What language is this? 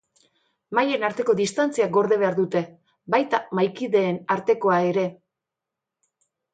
Basque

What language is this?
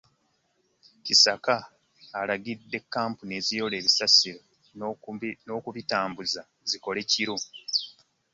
Ganda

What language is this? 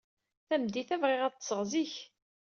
Kabyle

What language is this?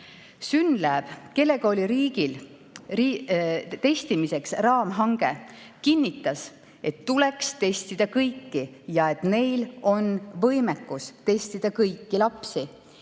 Estonian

